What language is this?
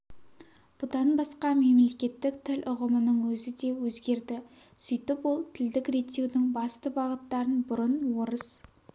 Kazakh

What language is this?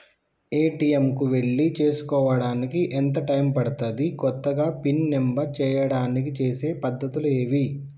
Telugu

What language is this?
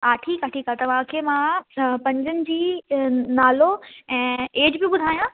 Sindhi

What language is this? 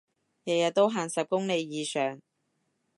Cantonese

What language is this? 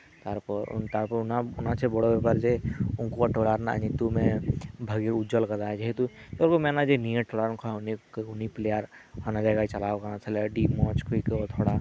Santali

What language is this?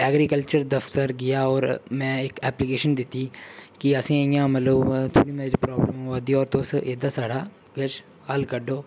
Dogri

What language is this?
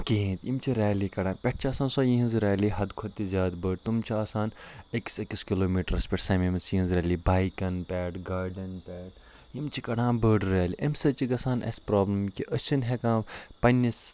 Kashmiri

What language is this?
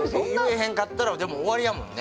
Japanese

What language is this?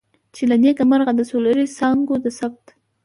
Pashto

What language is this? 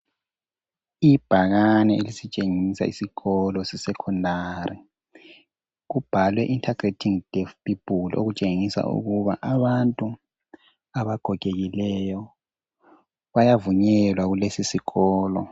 North Ndebele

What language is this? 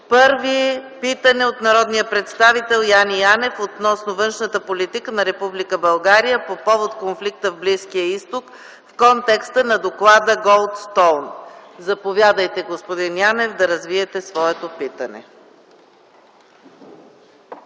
Bulgarian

